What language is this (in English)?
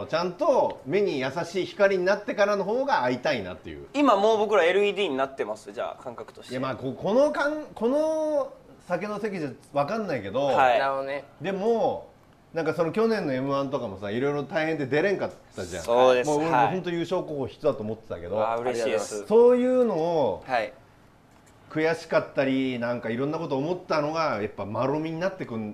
Japanese